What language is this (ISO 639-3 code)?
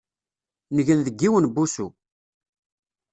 kab